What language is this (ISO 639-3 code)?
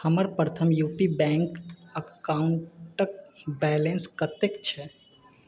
mai